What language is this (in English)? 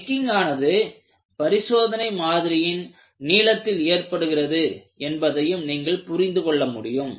Tamil